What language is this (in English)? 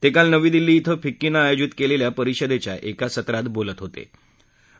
Marathi